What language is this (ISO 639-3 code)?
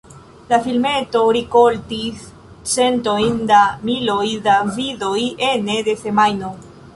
epo